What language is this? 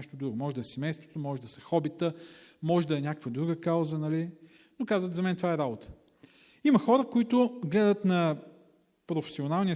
Bulgarian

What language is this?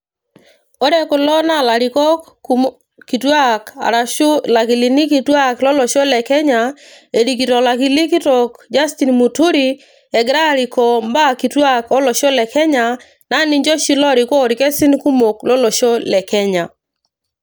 Masai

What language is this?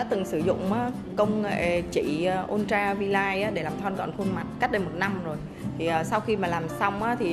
Vietnamese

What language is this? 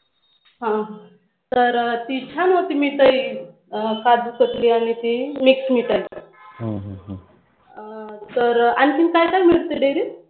Marathi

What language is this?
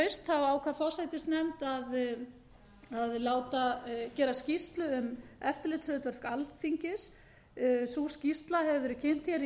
Icelandic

